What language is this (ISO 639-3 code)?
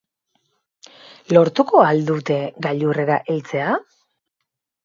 eus